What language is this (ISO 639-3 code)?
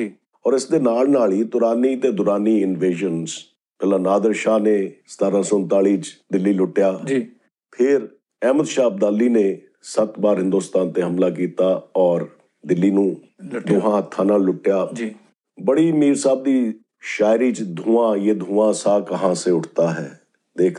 pan